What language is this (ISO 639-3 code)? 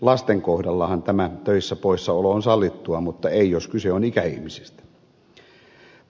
fin